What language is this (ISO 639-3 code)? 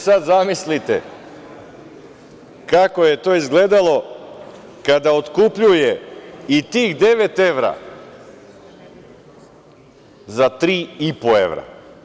srp